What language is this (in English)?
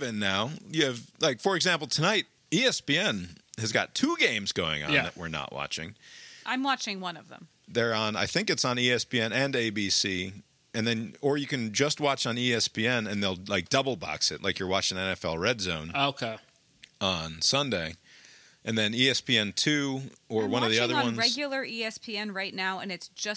English